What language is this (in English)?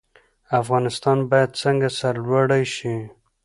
Pashto